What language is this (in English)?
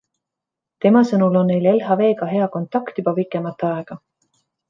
Estonian